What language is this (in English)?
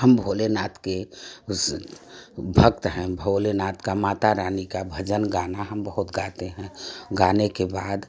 Hindi